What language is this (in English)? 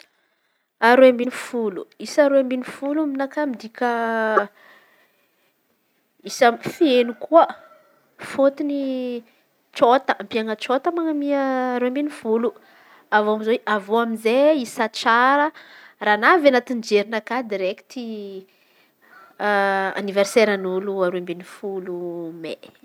Antankarana Malagasy